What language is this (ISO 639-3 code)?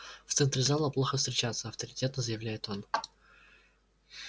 rus